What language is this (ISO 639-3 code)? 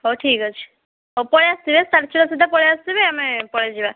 ori